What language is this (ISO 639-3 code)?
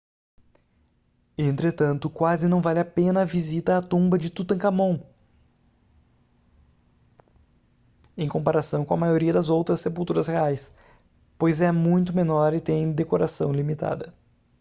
por